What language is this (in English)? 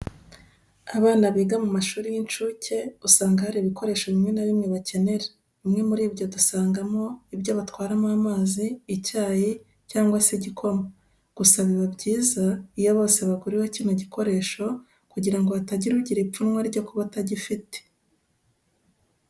Kinyarwanda